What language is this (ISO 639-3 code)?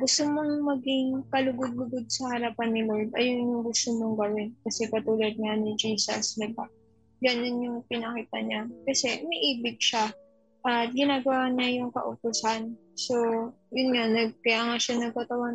fil